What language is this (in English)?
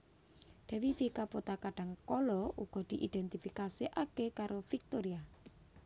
Javanese